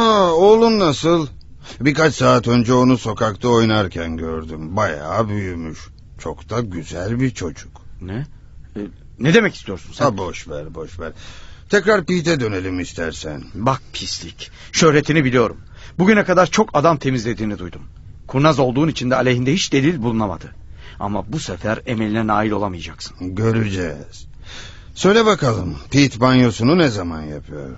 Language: Turkish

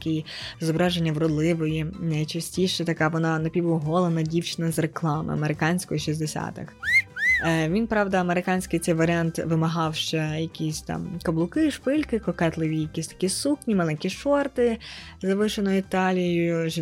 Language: Ukrainian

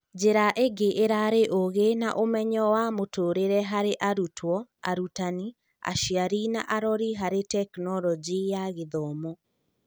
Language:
Kikuyu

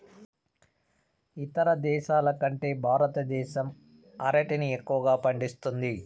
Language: Telugu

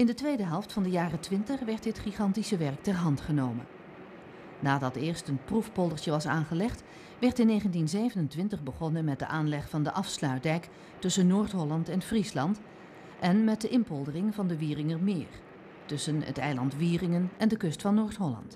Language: Dutch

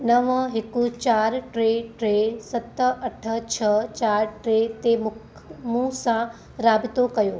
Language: Sindhi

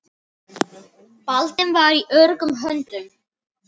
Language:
Icelandic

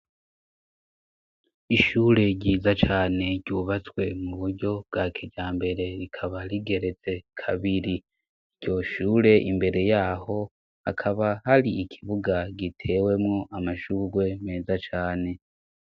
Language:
Rundi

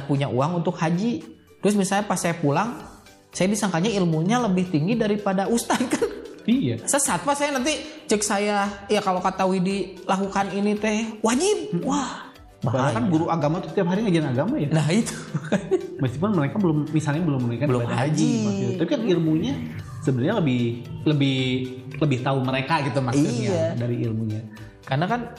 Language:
Indonesian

